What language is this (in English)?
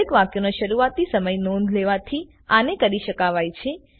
Gujarati